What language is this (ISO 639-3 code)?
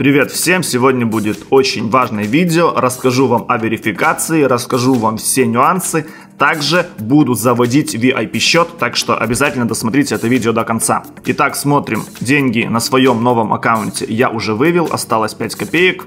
rus